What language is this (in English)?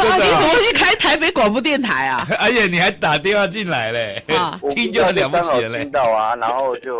Chinese